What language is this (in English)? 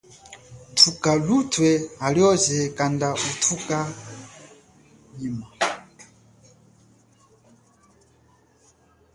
Chokwe